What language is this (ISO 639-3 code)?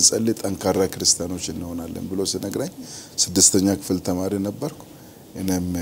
ara